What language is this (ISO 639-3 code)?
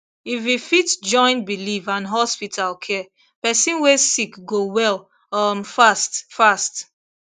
pcm